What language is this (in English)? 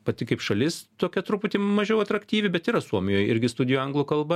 Lithuanian